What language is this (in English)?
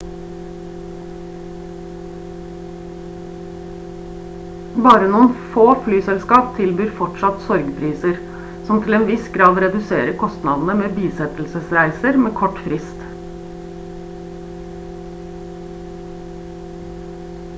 Norwegian Bokmål